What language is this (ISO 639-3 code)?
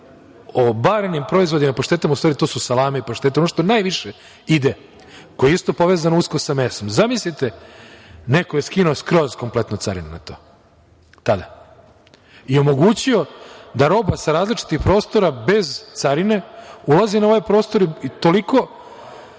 srp